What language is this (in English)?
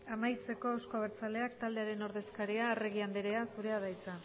Basque